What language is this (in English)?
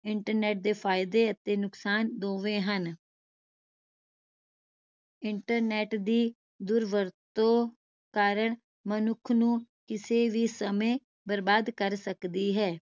Punjabi